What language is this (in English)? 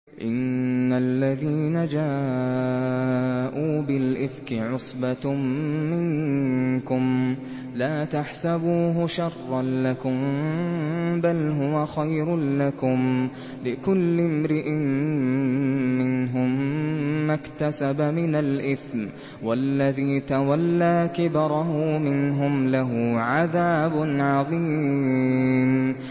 Arabic